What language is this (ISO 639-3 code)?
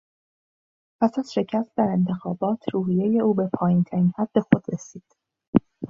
fas